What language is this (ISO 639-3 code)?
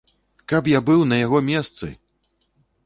bel